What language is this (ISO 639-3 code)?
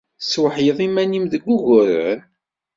kab